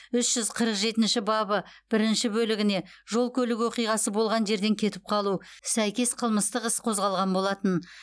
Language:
Kazakh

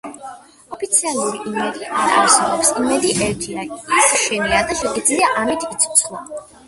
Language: Georgian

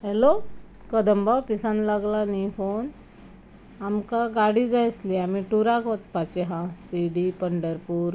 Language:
Konkani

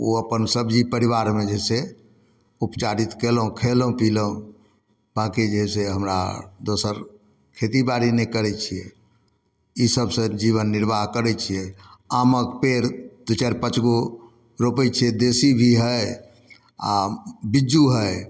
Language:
Maithili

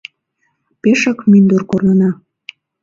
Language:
Mari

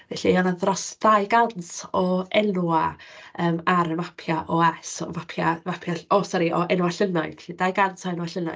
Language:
Welsh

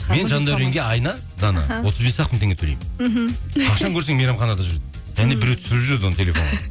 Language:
Kazakh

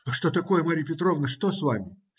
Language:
Russian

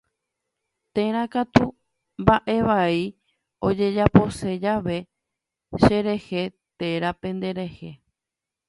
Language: Guarani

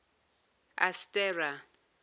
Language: Zulu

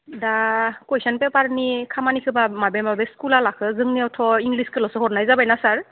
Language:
Bodo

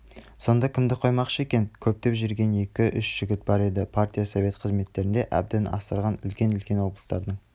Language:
Kazakh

